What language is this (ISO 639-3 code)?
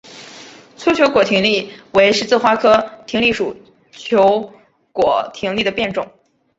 zho